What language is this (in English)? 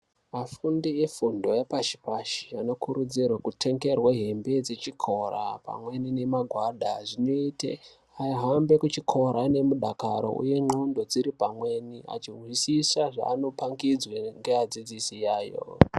Ndau